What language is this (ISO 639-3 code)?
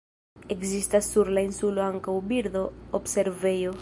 epo